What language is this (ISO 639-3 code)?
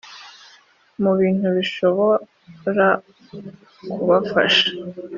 kin